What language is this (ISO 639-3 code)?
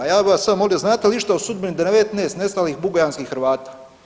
hrv